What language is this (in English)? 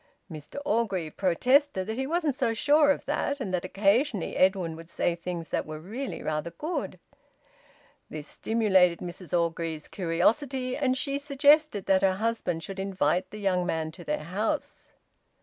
English